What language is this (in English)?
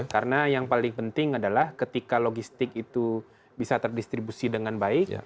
Indonesian